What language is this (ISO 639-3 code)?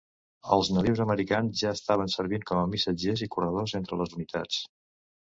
cat